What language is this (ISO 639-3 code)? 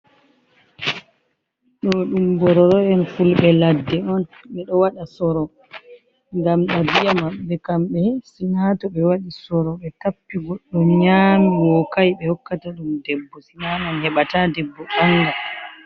ful